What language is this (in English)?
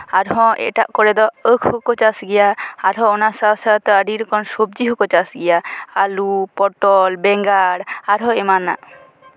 Santali